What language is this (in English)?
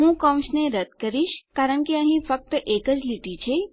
Gujarati